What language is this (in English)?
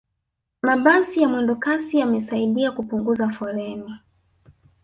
Swahili